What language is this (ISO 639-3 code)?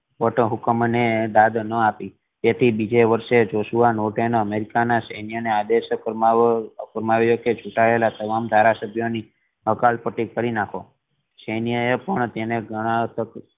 guj